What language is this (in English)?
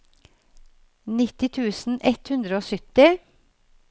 Norwegian